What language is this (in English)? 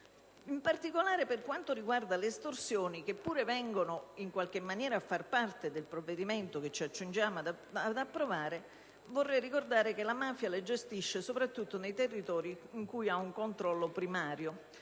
Italian